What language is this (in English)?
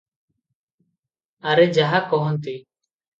Odia